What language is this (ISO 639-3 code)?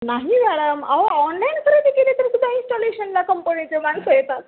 mar